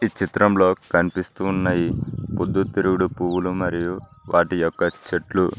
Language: Telugu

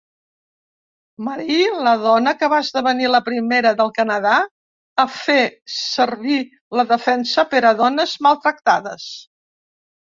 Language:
Catalan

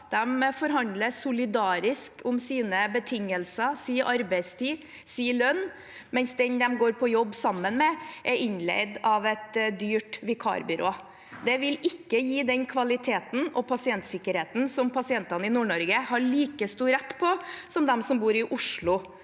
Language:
Norwegian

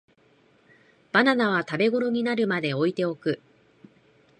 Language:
Japanese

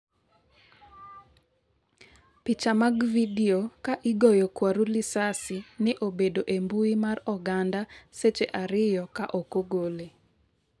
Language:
Luo (Kenya and Tanzania)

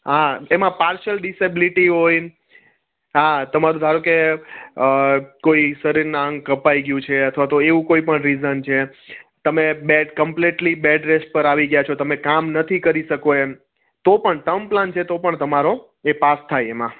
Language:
Gujarati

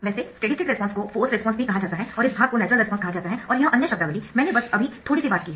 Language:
Hindi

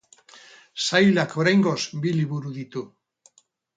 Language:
Basque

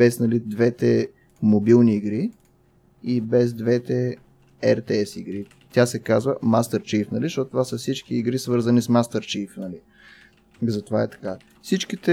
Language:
Bulgarian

